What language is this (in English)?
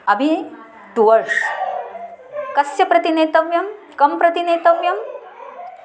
Sanskrit